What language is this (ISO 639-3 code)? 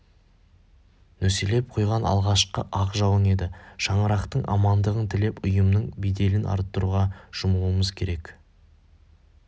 kaz